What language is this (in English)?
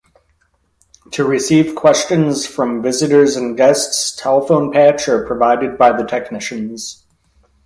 English